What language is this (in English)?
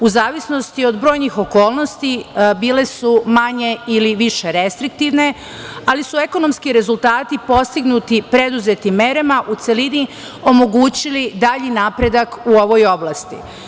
Serbian